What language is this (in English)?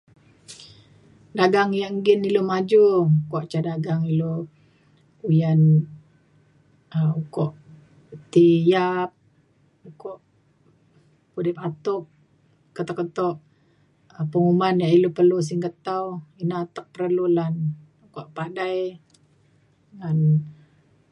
Mainstream Kenyah